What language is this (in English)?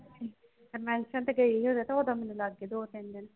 Punjabi